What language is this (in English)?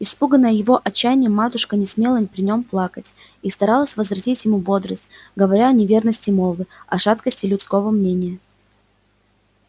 Russian